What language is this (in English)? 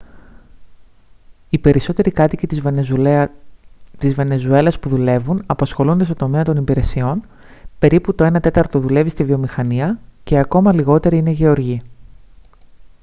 Greek